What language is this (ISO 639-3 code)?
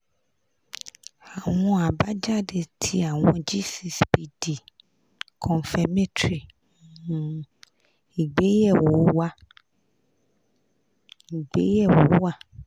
yor